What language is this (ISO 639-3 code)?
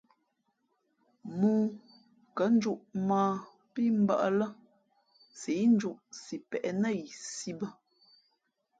fmp